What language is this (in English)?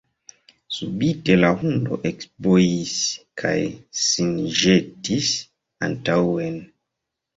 Esperanto